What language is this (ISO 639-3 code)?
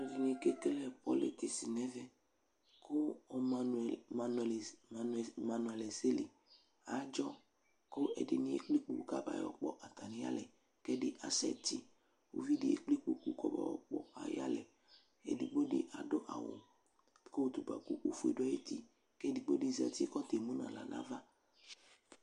kpo